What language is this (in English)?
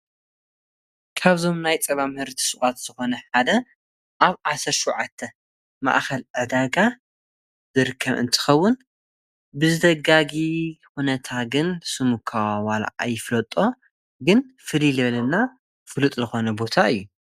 Tigrinya